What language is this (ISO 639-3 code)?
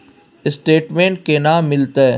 mai